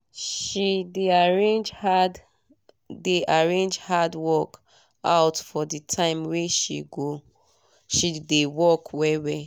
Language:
Nigerian Pidgin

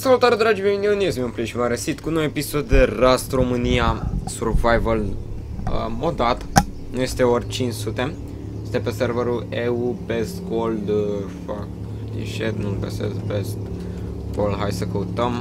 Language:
Romanian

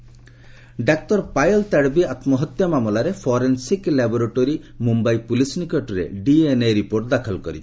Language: Odia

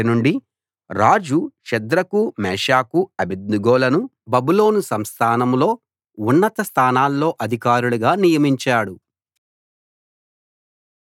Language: Telugu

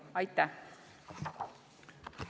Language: Estonian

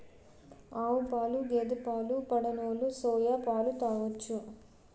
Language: Telugu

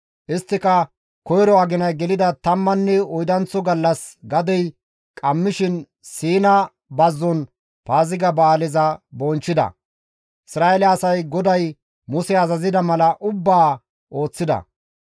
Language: Gamo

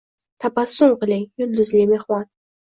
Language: Uzbek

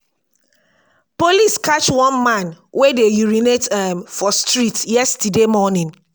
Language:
Nigerian Pidgin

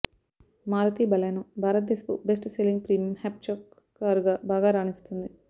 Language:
Telugu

